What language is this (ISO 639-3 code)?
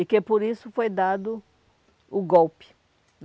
por